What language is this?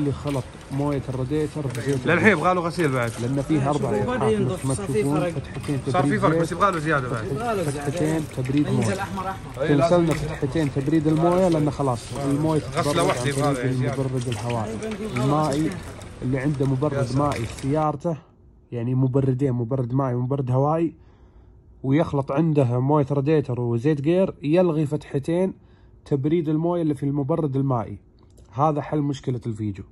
Arabic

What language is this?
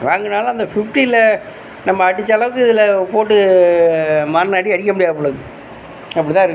Tamil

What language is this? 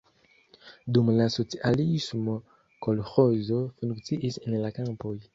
Esperanto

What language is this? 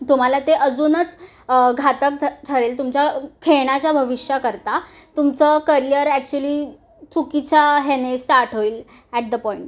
Marathi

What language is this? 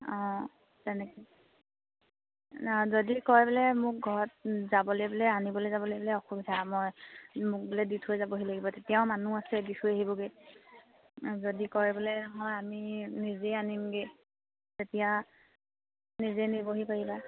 Assamese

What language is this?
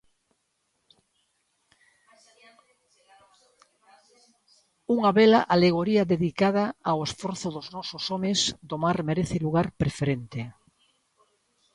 Galician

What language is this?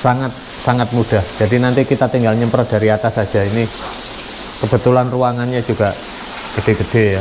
Indonesian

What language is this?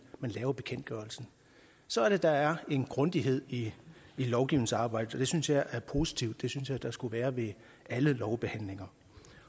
Danish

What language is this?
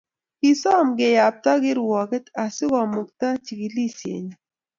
Kalenjin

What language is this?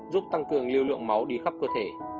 Vietnamese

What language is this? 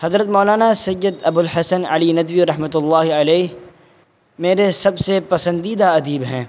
Urdu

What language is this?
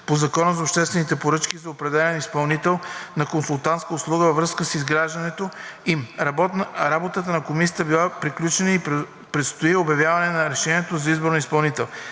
Bulgarian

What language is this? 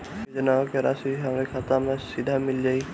Bhojpuri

